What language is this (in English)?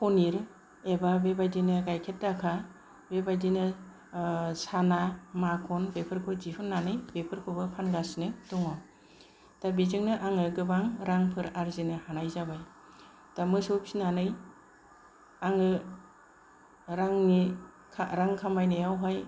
Bodo